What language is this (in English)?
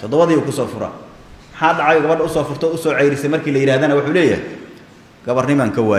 Arabic